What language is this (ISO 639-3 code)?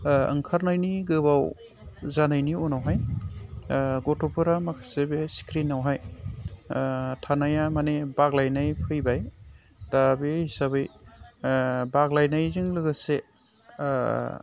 brx